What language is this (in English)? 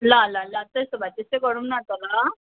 Nepali